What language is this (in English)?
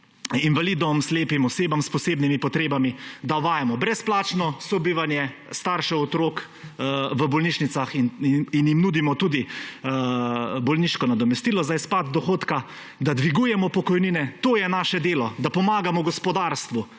Slovenian